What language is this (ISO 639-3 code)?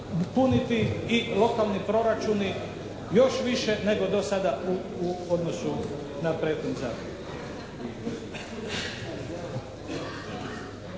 hrv